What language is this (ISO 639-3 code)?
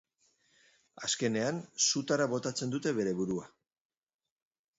eus